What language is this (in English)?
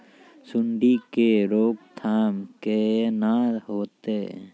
Maithili